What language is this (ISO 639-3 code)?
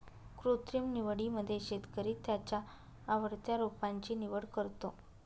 mar